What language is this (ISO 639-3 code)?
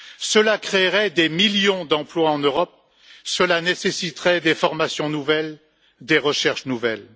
fra